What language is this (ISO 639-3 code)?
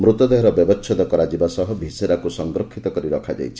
ori